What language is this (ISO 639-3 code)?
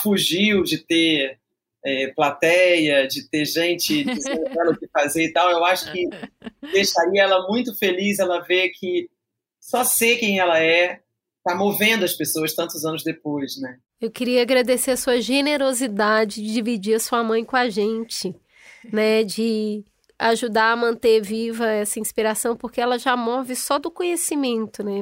por